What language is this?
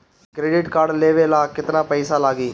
Bhojpuri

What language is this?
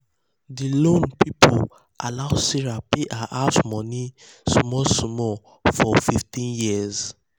Nigerian Pidgin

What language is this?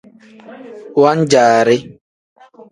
Tem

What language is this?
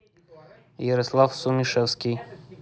Russian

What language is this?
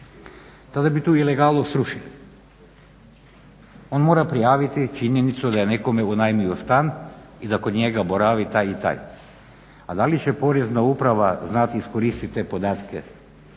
Croatian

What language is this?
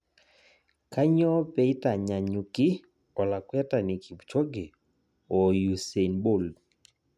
Masai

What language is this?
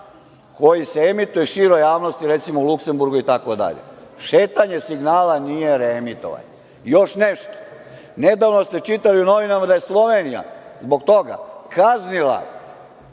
Serbian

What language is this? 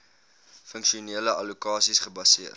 Afrikaans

